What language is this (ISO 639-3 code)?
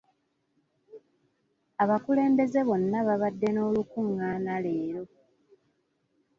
lug